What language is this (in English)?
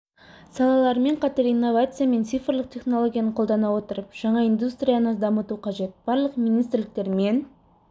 Kazakh